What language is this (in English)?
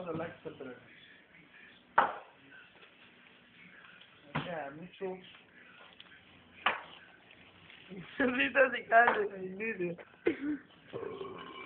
Greek